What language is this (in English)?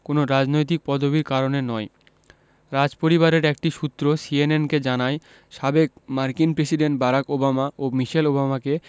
Bangla